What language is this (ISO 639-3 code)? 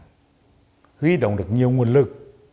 vie